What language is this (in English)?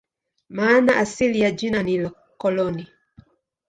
Swahili